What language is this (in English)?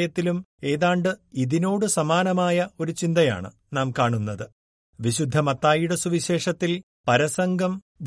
Malayalam